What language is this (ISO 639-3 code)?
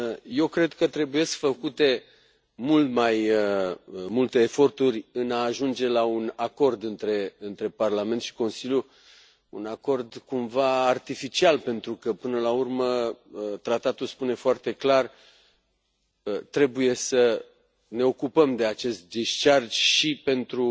ron